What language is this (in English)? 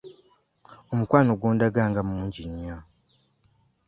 Ganda